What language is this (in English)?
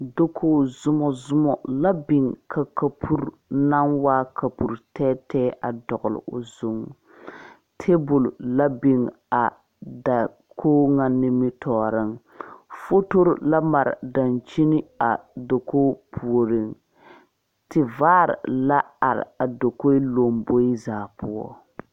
Southern Dagaare